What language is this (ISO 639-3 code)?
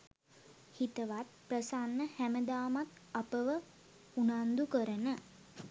sin